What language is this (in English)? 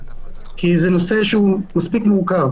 Hebrew